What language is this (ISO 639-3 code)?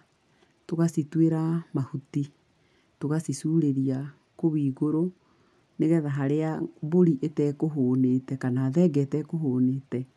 kik